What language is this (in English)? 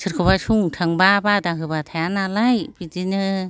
Bodo